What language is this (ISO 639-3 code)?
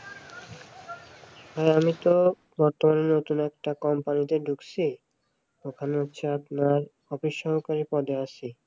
ben